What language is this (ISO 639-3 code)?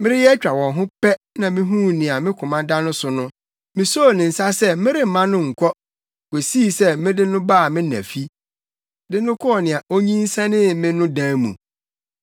aka